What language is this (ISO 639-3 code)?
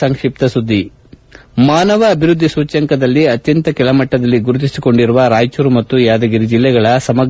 kan